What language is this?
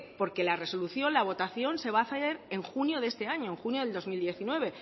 Spanish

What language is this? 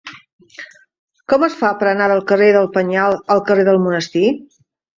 Catalan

